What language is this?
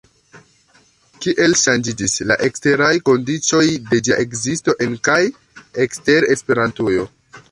Esperanto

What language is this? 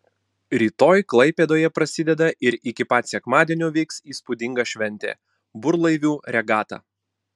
Lithuanian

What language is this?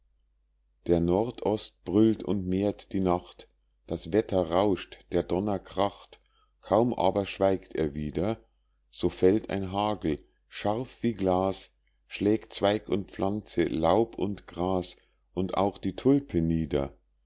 German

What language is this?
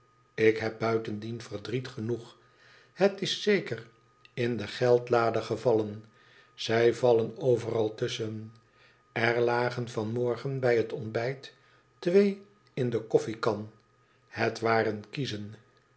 Dutch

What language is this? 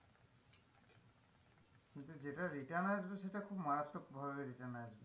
Bangla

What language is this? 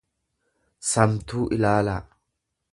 Oromo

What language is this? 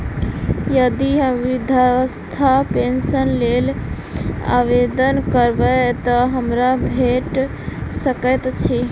Maithili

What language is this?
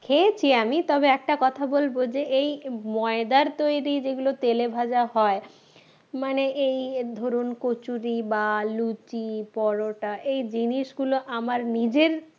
Bangla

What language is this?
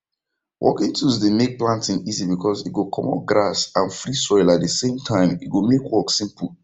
Nigerian Pidgin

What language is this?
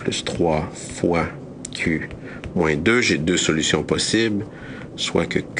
French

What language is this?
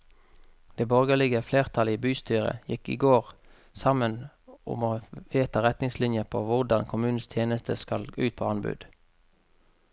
Norwegian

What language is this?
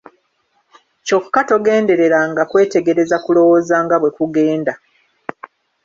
Ganda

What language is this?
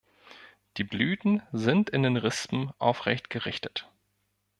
German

